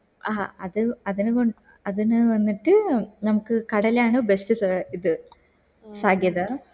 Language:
Malayalam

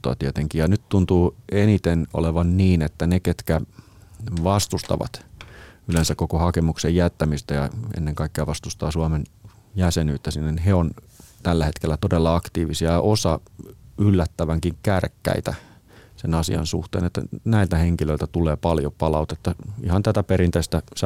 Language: Finnish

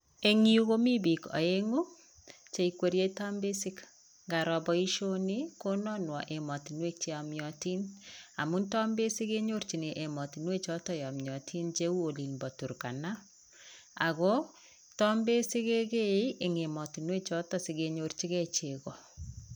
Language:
Kalenjin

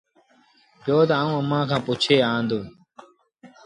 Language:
Sindhi Bhil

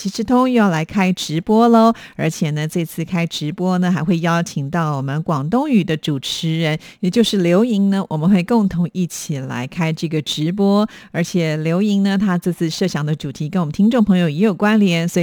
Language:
Chinese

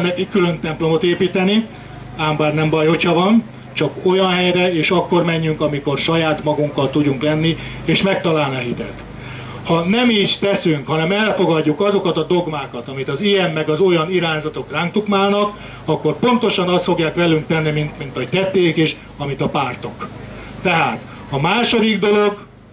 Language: Hungarian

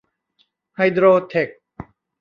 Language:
Thai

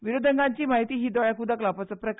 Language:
Konkani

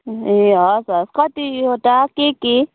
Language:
Nepali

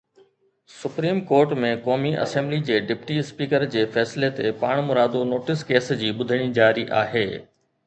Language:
Sindhi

